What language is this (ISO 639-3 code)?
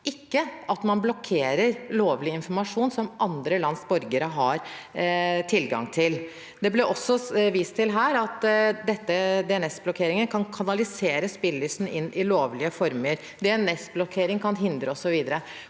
nor